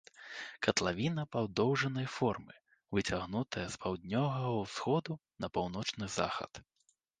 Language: Belarusian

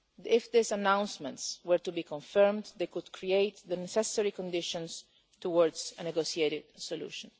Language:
English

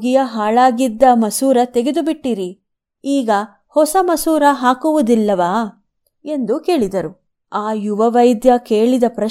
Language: Kannada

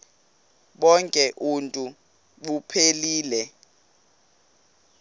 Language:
Xhosa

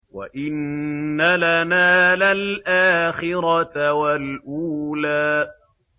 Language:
Arabic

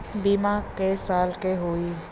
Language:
Bhojpuri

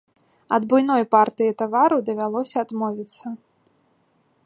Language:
Belarusian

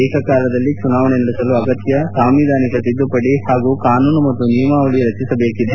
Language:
Kannada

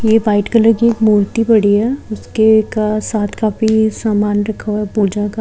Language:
Hindi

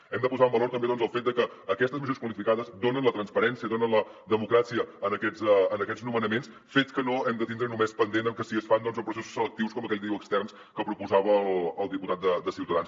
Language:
Catalan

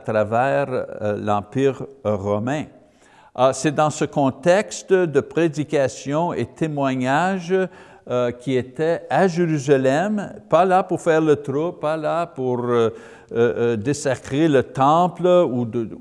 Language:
French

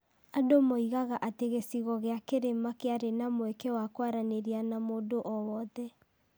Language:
Kikuyu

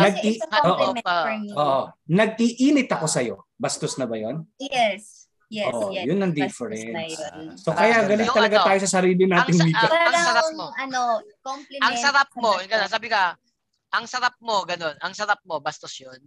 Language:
Filipino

